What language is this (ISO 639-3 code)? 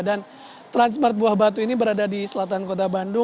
ind